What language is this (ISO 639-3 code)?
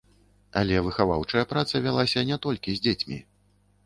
bel